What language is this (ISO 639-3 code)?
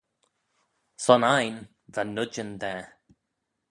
glv